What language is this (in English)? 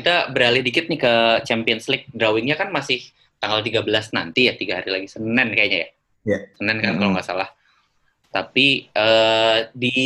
Indonesian